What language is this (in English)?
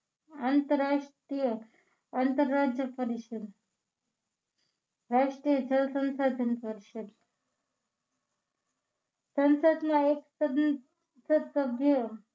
Gujarati